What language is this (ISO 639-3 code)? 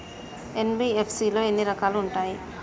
tel